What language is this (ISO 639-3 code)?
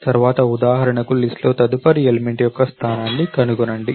tel